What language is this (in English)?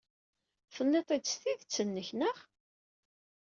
Kabyle